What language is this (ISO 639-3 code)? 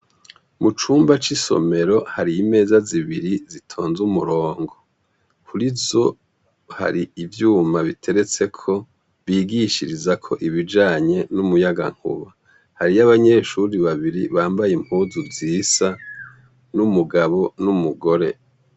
run